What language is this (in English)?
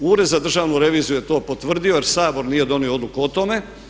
Croatian